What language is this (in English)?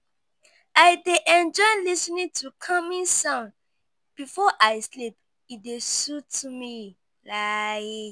Nigerian Pidgin